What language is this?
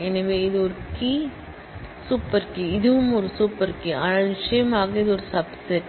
Tamil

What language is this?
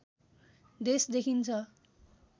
Nepali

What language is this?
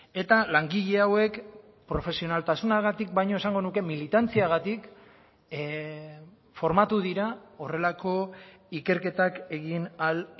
Basque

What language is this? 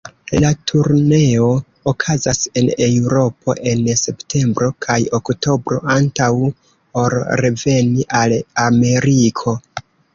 Esperanto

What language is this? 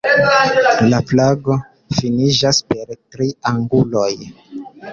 Esperanto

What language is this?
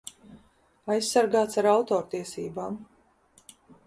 Latvian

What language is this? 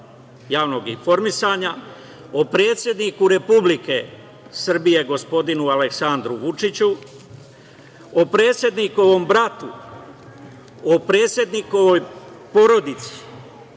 Serbian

